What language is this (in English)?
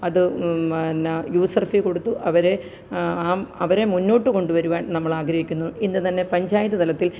Malayalam